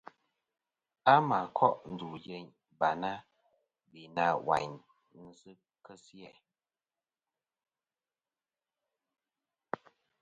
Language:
Kom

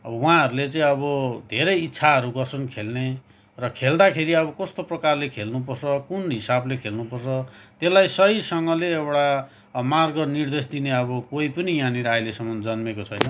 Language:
Nepali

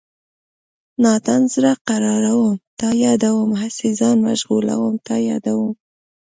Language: Pashto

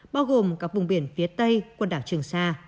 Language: Vietnamese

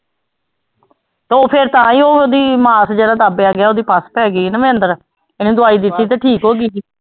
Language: Punjabi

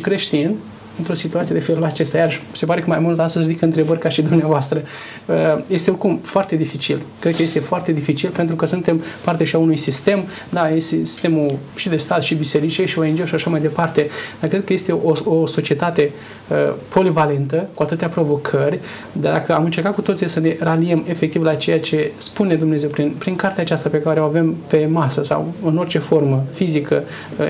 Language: Romanian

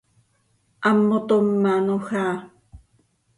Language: Seri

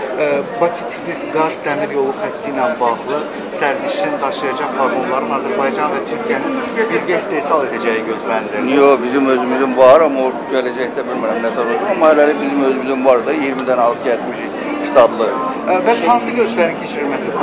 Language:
Turkish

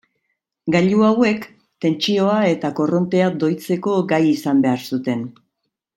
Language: Basque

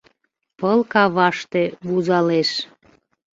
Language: Mari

